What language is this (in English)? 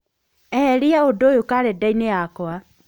Kikuyu